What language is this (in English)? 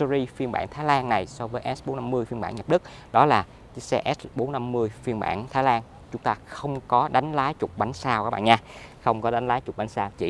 Vietnamese